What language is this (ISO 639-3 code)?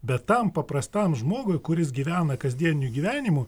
lit